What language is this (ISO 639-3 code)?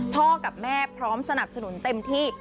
tha